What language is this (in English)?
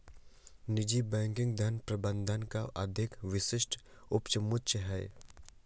Hindi